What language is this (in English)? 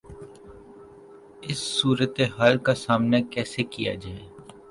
Urdu